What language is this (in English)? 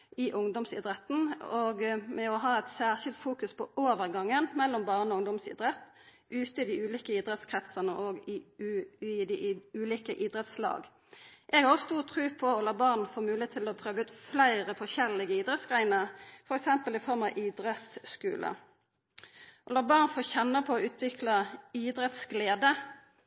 Norwegian Nynorsk